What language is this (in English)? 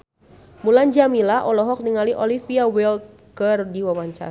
Sundanese